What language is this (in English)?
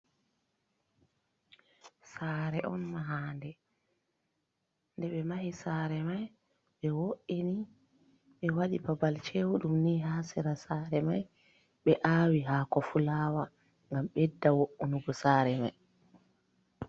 Fula